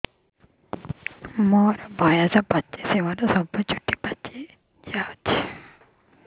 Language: Odia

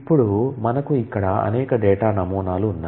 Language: Telugu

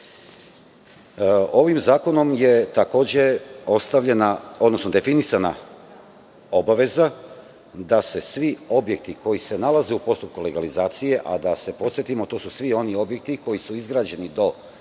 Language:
Serbian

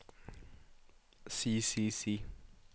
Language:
Norwegian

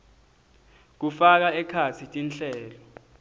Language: Swati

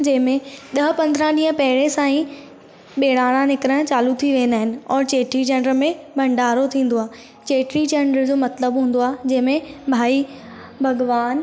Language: Sindhi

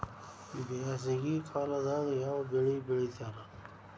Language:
Kannada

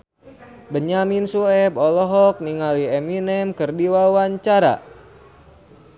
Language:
Sundanese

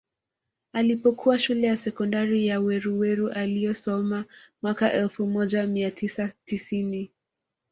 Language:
Swahili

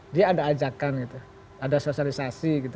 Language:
Indonesian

